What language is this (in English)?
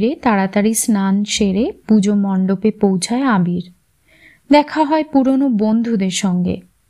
Bangla